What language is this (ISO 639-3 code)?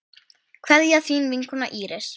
isl